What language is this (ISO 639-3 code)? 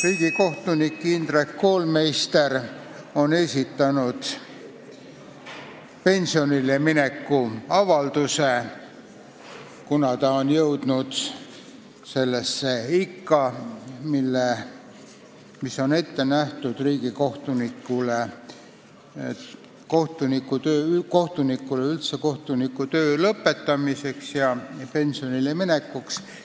est